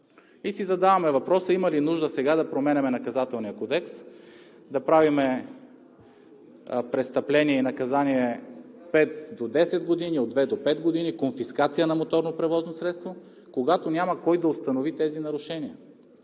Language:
Bulgarian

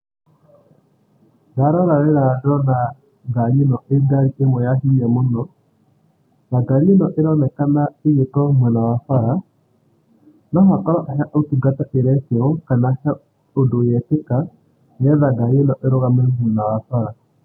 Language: Kikuyu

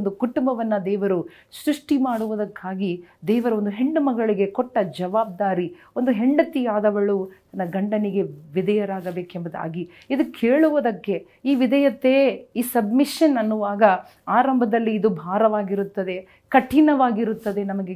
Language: Kannada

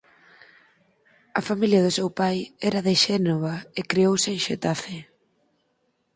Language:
Galician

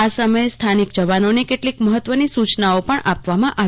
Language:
Gujarati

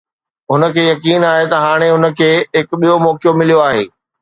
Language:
Sindhi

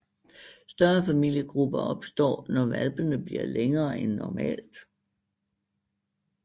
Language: Danish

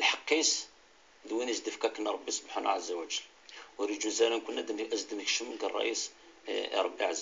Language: Arabic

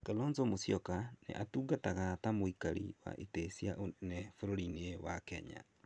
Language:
Kikuyu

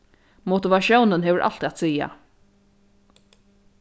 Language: Faroese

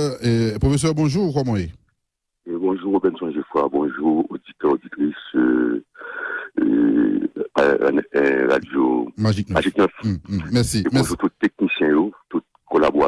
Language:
French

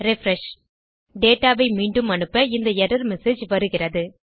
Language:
Tamil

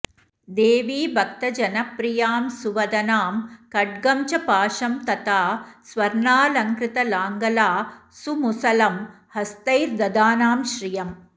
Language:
Sanskrit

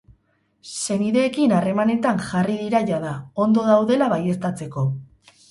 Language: Basque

